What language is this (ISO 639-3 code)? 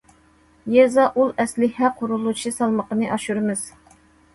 uig